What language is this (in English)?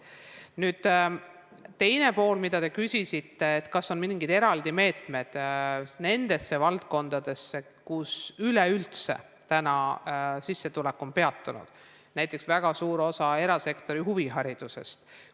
Estonian